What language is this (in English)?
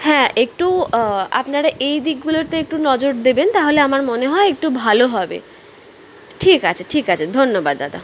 Bangla